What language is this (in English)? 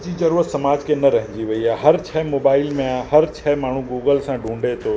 Sindhi